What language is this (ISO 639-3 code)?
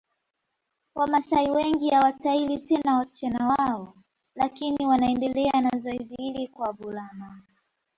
swa